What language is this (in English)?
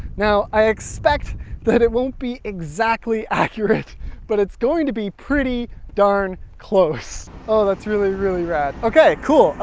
English